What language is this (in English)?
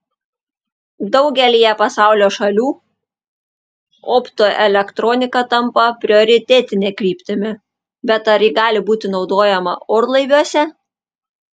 Lithuanian